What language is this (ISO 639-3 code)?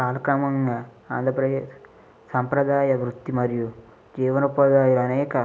tel